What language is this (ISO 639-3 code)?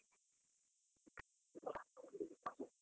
kan